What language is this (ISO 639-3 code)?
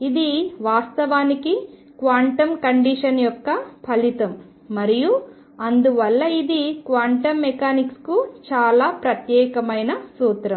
tel